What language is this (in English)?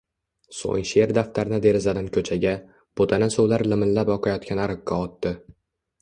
Uzbek